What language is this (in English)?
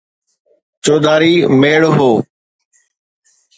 Sindhi